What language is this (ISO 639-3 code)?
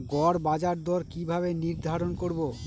ben